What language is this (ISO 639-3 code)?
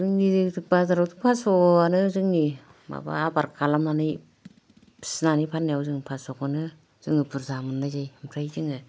brx